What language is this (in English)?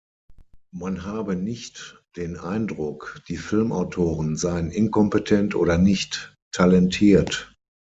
German